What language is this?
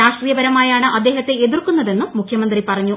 Malayalam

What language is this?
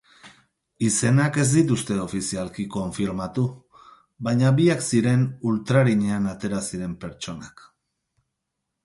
Basque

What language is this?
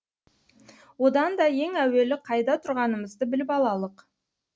Kazakh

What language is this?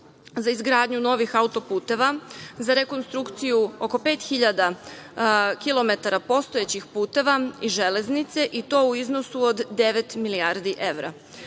Serbian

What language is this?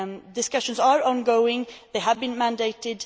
English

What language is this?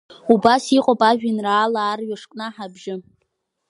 Abkhazian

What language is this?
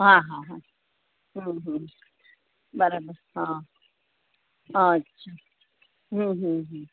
Gujarati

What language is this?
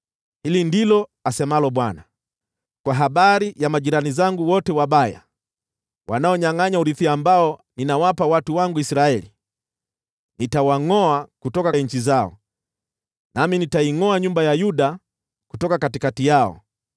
Swahili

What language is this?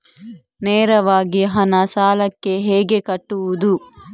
Kannada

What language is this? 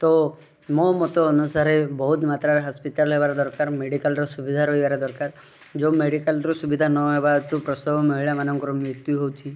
Odia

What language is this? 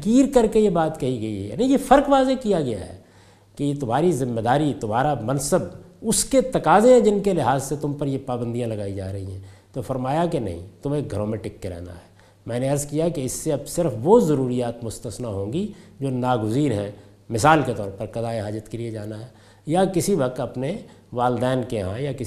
Urdu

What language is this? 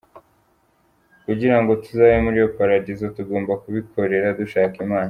Kinyarwanda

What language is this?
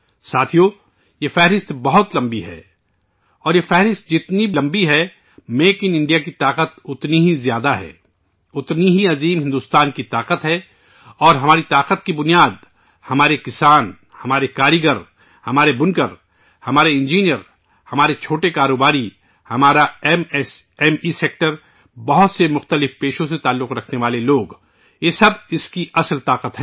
Urdu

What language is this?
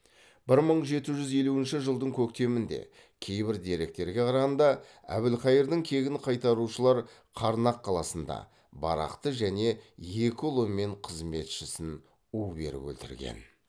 Kazakh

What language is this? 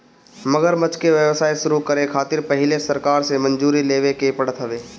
Bhojpuri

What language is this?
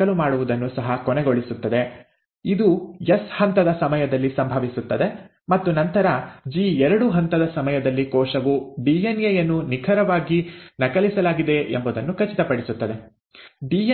Kannada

